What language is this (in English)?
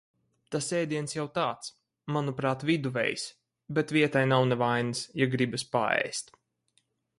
Latvian